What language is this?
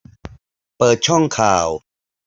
Thai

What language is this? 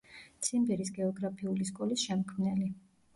Georgian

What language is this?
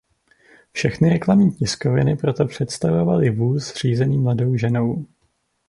Czech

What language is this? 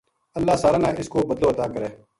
Gujari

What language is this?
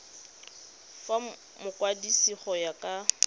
Tswana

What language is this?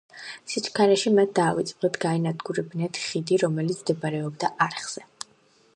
Georgian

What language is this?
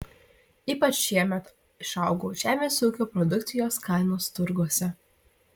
Lithuanian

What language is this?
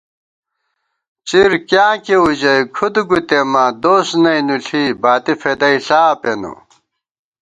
Gawar-Bati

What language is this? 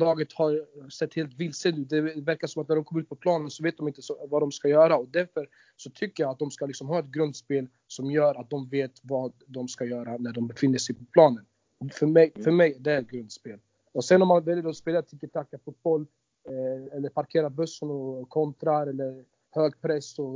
Swedish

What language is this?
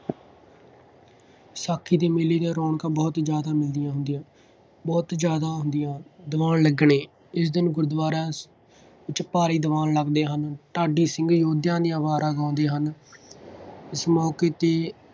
Punjabi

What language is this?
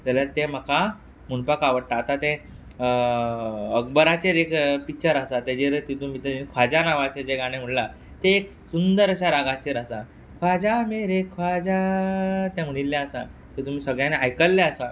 Konkani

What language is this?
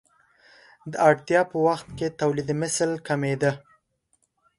Pashto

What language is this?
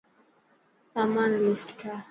Dhatki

